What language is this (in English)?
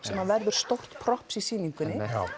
Icelandic